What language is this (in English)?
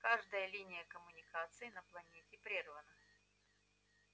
Russian